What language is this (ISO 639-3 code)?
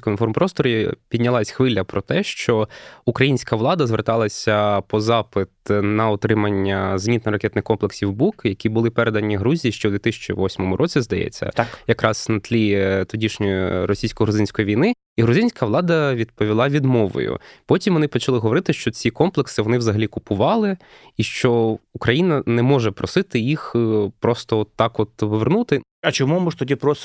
ukr